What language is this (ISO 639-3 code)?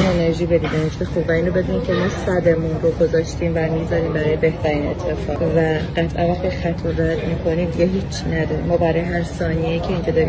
fas